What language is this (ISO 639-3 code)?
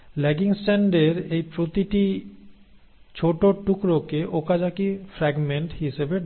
ben